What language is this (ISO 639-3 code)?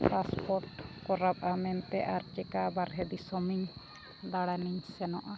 sat